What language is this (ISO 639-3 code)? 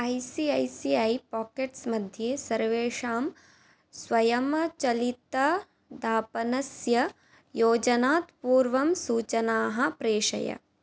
san